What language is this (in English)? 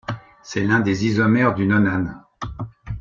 French